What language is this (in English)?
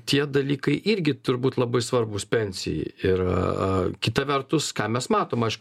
Lithuanian